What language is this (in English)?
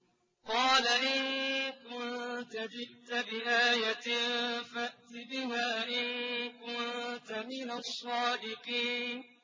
Arabic